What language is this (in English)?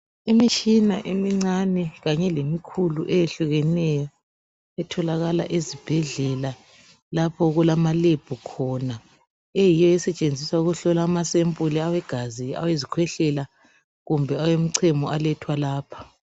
North Ndebele